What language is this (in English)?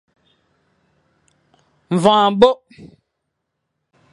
Fang